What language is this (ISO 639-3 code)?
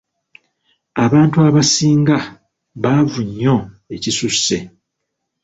lug